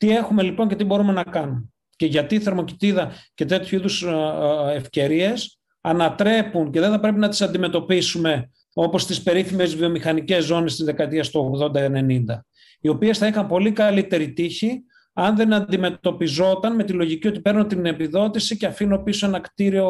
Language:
Greek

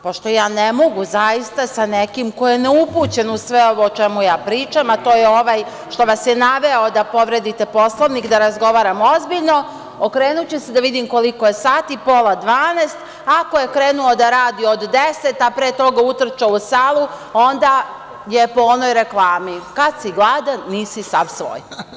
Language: Serbian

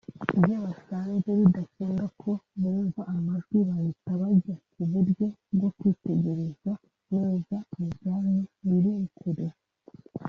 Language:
Kinyarwanda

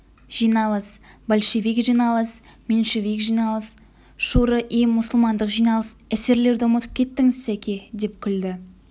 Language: Kazakh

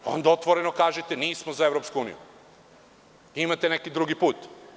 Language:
Serbian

